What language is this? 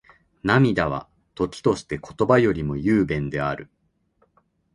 Japanese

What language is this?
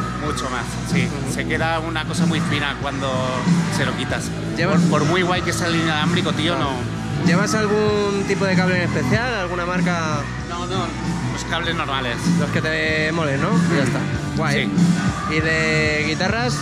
Spanish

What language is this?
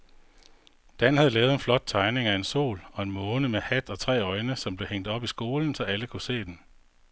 Danish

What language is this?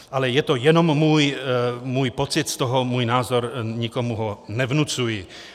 Czech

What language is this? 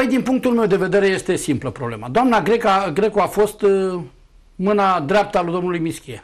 Romanian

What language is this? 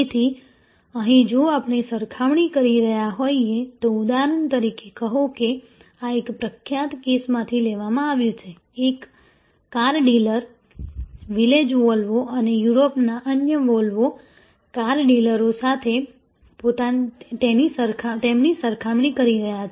Gujarati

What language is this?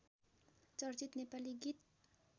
Nepali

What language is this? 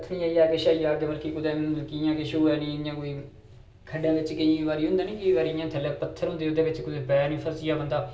Dogri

